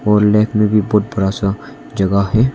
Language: Hindi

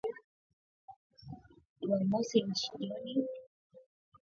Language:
Swahili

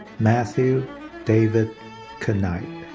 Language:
English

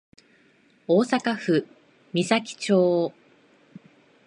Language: Japanese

